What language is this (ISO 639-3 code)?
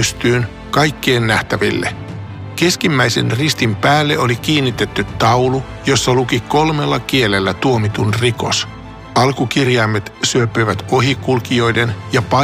fin